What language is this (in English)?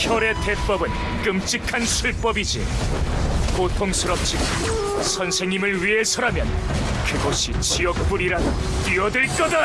Korean